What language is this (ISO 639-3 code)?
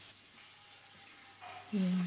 pan